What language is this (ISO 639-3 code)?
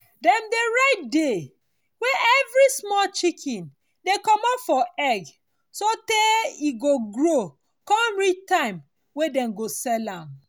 pcm